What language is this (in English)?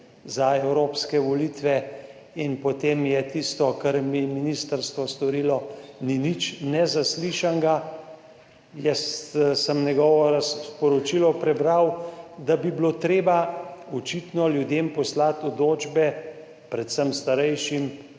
Slovenian